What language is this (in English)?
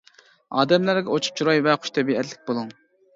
Uyghur